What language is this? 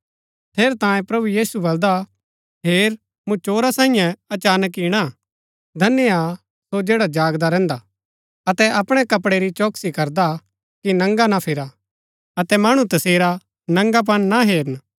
Gaddi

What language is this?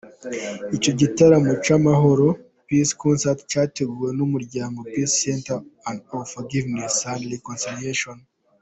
Kinyarwanda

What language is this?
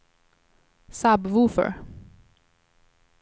Swedish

